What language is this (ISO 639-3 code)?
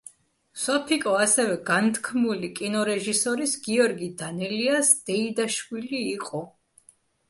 kat